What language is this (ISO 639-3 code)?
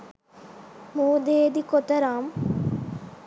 sin